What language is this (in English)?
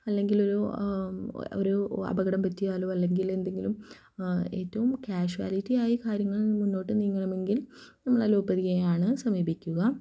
Malayalam